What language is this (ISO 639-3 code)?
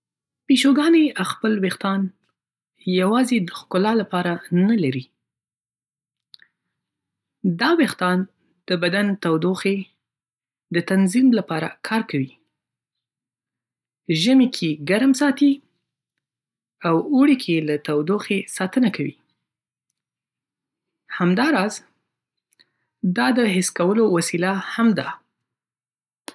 pus